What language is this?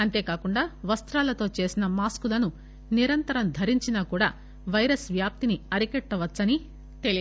Telugu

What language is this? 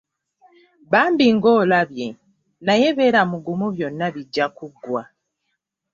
Ganda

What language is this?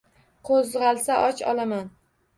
Uzbek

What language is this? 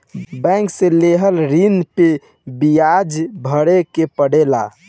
Bhojpuri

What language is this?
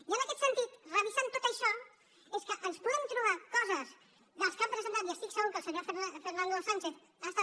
Catalan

